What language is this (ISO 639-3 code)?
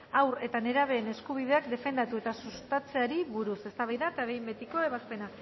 eus